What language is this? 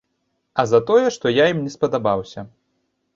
Belarusian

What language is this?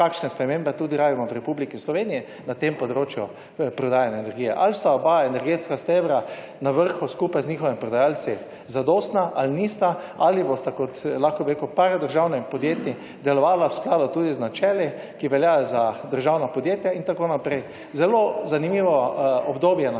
Slovenian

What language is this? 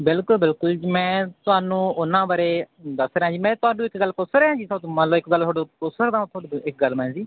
Punjabi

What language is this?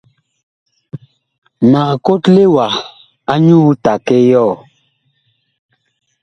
Bakoko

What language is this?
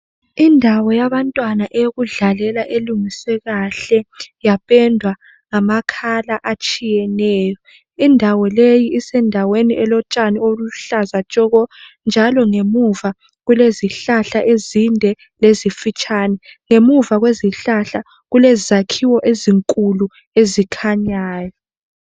North Ndebele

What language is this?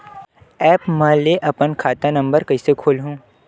Chhattisgarhi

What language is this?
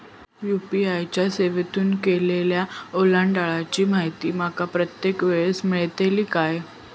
Marathi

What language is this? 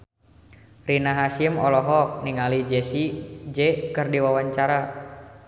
Sundanese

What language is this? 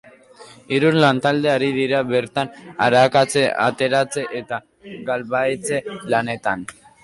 Basque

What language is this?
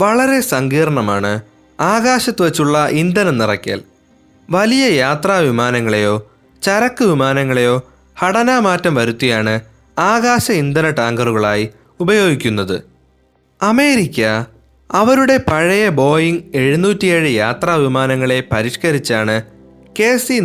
Malayalam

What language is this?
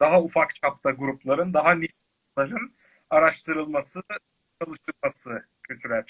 Turkish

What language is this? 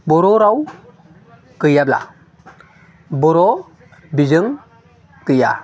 Bodo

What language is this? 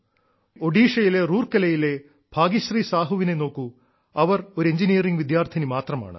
Malayalam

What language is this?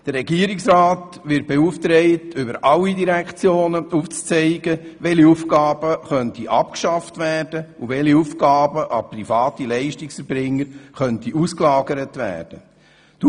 Swiss German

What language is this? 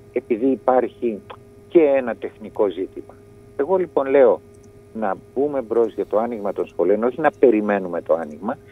Greek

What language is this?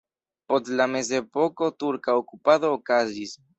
Esperanto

